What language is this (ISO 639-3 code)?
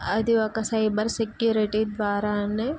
tel